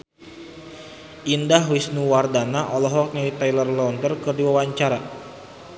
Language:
Sundanese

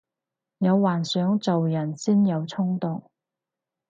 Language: Cantonese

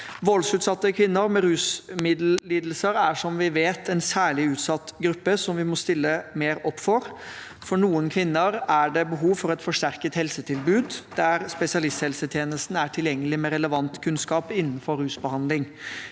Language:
Norwegian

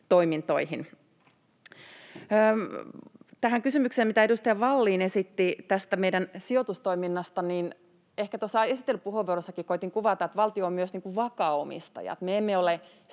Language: Finnish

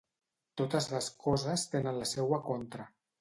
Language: Catalan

